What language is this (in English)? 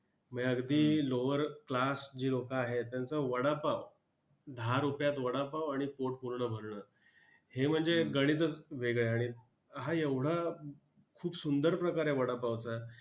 Marathi